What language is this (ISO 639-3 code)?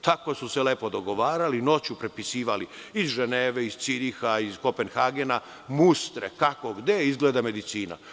srp